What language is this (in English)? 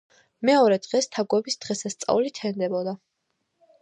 Georgian